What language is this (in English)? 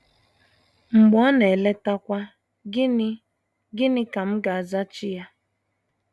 Igbo